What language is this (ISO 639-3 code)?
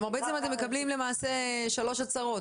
heb